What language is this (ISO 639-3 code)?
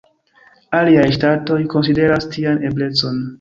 epo